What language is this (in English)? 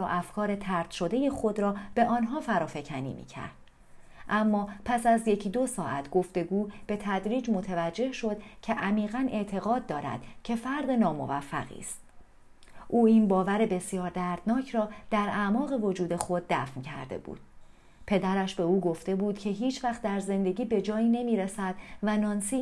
Persian